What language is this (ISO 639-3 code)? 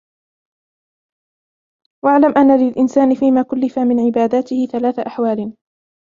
ara